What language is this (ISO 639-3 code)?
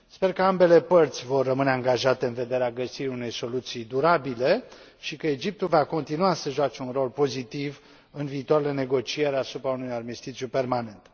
ron